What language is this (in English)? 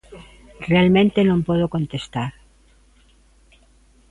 Galician